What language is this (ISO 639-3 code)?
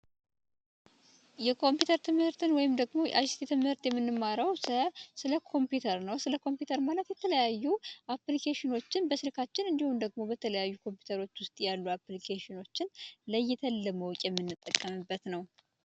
amh